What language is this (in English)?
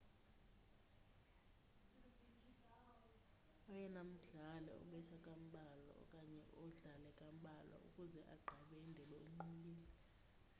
Xhosa